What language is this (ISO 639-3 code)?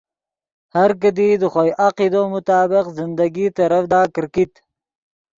ydg